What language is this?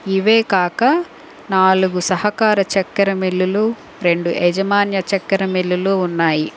Telugu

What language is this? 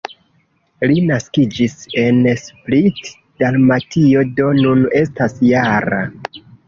Esperanto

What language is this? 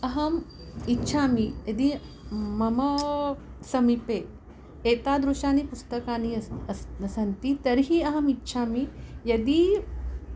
Sanskrit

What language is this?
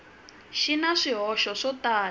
Tsonga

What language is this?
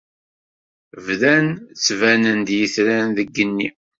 Kabyle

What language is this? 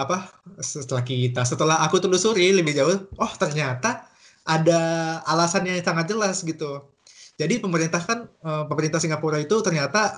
Indonesian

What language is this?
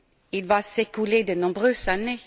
French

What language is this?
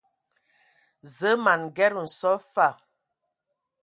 Ewondo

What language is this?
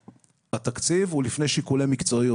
Hebrew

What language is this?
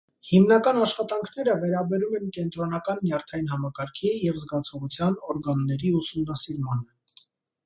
Armenian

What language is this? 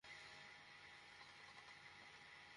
Bangla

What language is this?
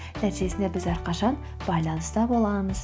Kazakh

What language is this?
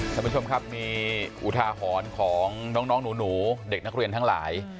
Thai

